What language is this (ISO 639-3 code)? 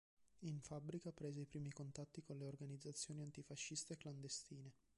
ita